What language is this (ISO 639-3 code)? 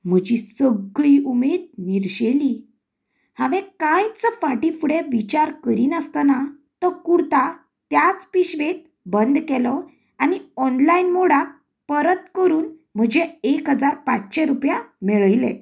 kok